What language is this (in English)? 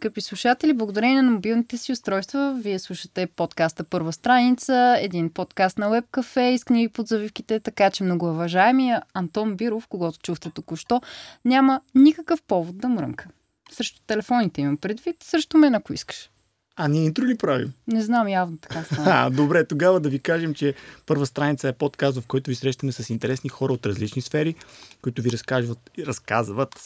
Bulgarian